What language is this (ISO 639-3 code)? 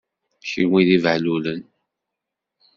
kab